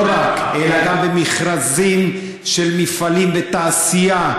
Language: Hebrew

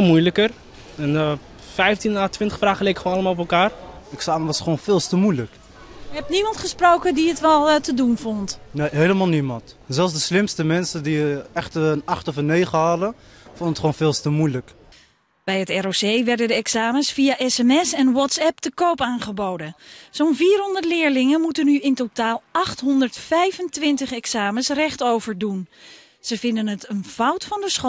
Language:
Dutch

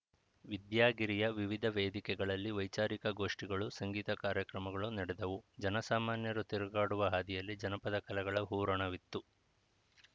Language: Kannada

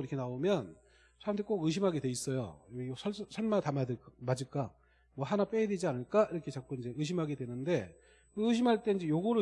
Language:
Korean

